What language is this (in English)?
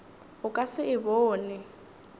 Northern Sotho